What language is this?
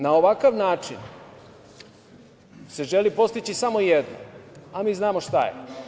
Serbian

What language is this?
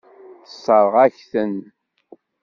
Kabyle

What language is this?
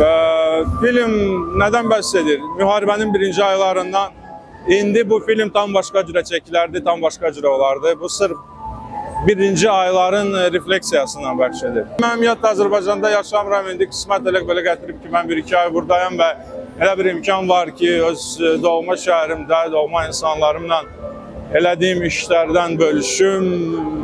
Turkish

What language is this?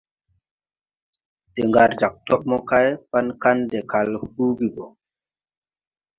Tupuri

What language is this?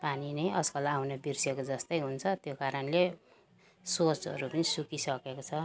Nepali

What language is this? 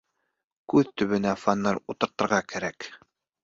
Bashkir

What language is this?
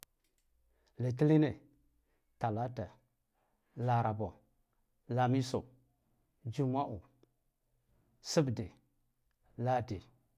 Guduf-Gava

